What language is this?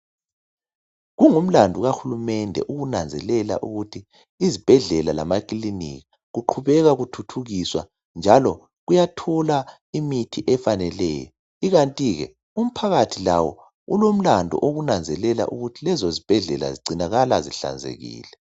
North Ndebele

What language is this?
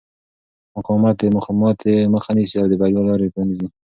Pashto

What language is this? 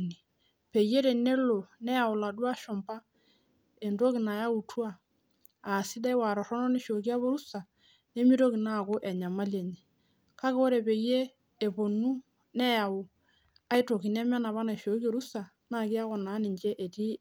Masai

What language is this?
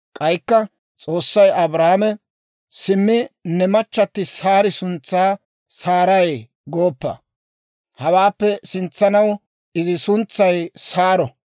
Dawro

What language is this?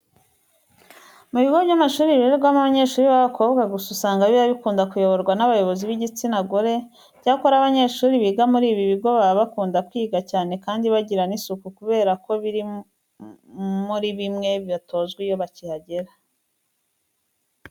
Kinyarwanda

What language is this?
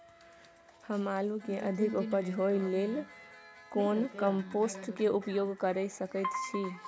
Maithili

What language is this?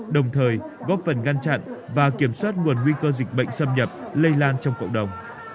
Vietnamese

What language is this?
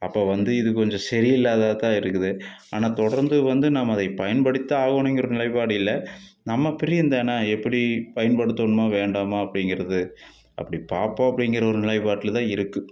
Tamil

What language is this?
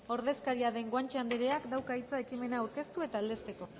Basque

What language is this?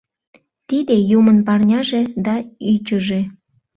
Mari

